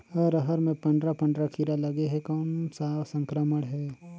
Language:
Chhattisgarhi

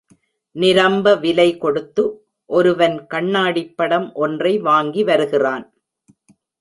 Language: Tamil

